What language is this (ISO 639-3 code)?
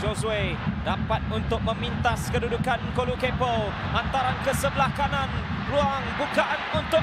msa